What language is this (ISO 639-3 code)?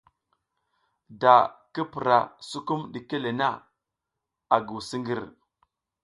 giz